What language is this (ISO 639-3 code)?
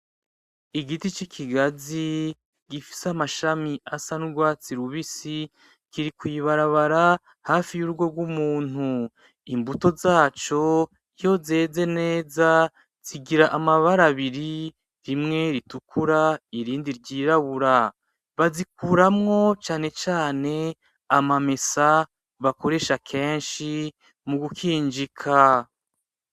run